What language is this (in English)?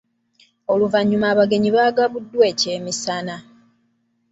Ganda